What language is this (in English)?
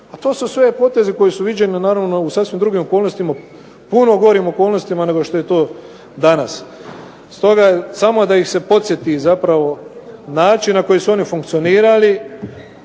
Croatian